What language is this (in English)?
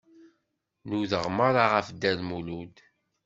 Kabyle